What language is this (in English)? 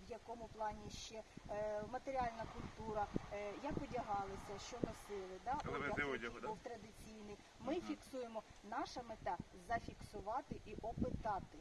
Ukrainian